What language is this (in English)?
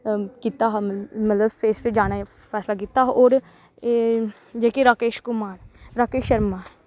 Dogri